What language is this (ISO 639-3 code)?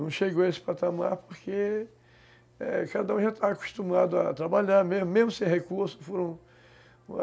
por